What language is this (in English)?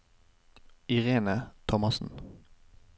Norwegian